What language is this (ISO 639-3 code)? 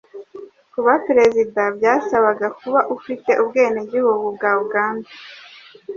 kin